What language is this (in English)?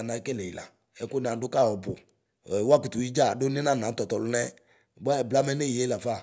Ikposo